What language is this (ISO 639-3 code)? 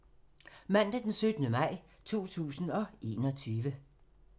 dan